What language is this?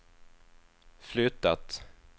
Swedish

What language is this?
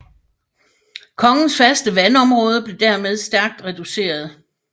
Danish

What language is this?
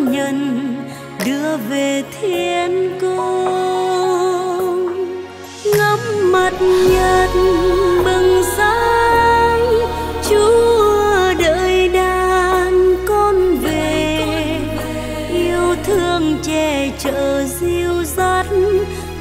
Vietnamese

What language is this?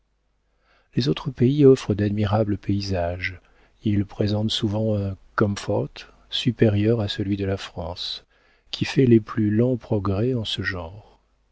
French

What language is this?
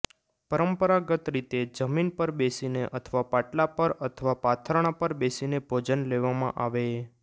Gujarati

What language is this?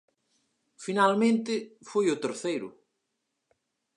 Galician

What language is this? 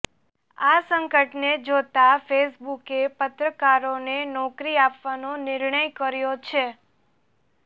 Gujarati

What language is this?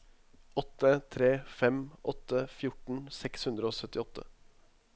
Norwegian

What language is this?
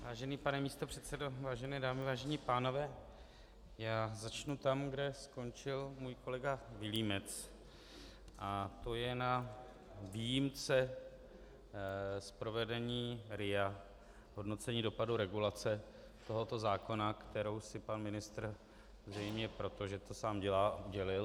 Czech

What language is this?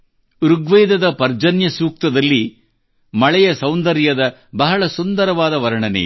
Kannada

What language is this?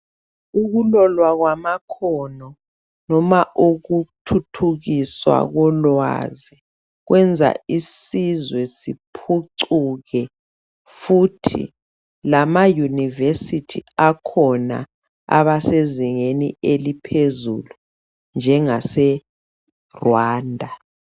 North Ndebele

